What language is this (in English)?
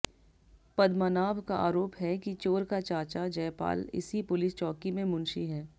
Hindi